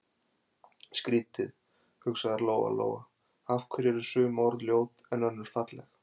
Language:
Icelandic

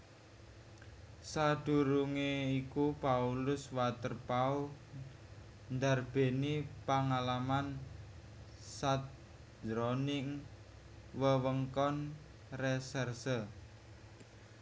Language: Javanese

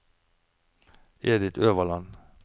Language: Norwegian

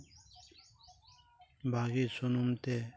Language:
Santali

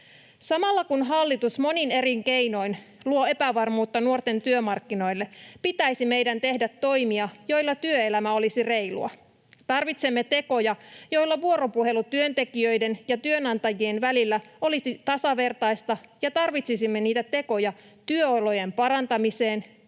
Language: Finnish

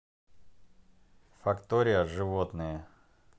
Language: Russian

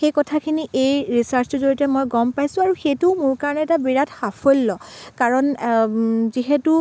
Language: Assamese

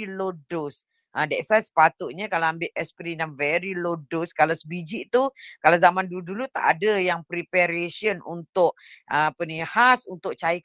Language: Malay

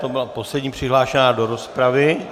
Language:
Czech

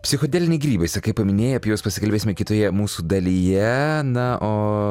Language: Lithuanian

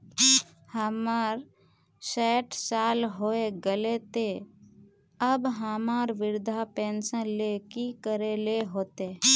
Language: Magahi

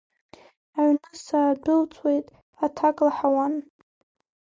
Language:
Abkhazian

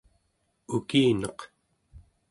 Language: Central Yupik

